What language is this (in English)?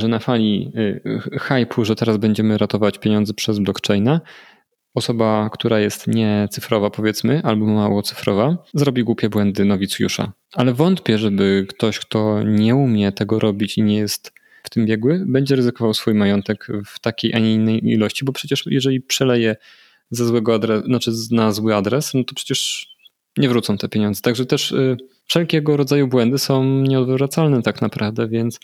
Polish